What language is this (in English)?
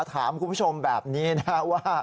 Thai